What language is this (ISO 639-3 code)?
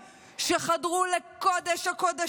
heb